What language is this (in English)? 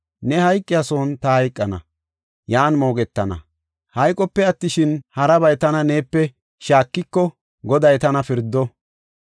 Gofa